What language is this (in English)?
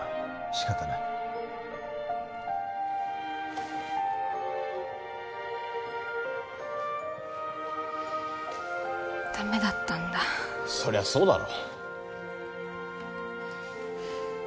Japanese